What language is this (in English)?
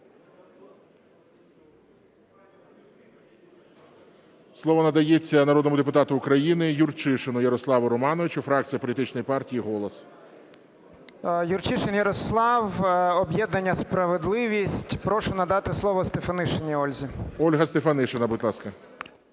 Ukrainian